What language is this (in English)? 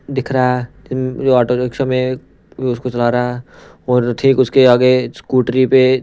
Hindi